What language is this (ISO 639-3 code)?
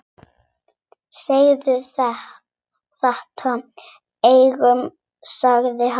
isl